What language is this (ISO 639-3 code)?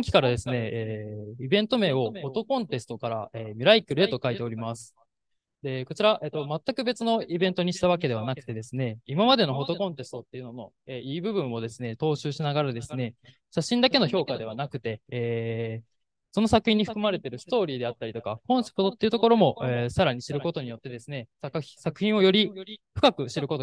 jpn